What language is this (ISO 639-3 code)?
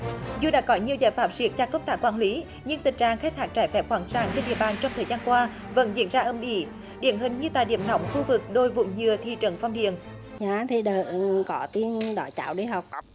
vie